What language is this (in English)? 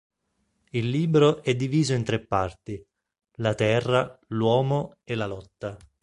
Italian